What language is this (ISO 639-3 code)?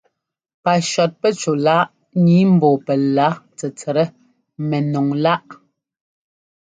jgo